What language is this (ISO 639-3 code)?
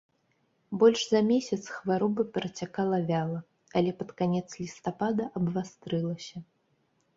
bel